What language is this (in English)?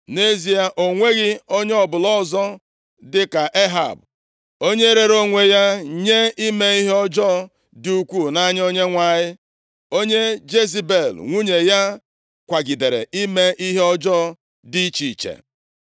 Igbo